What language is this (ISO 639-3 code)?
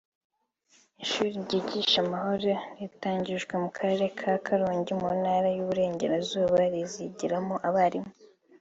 kin